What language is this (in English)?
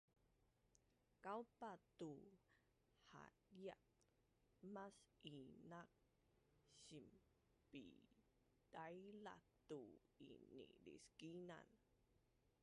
Bunun